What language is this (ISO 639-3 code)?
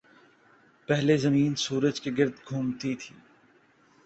urd